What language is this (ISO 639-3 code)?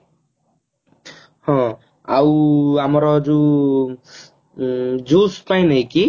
ori